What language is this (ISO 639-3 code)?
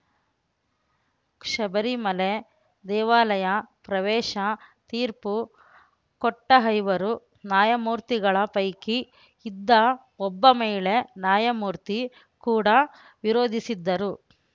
kan